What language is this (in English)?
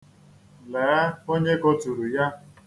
Igbo